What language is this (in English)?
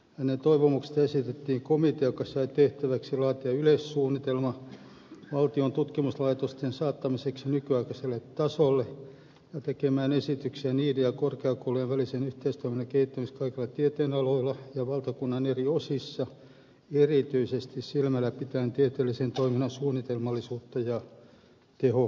Finnish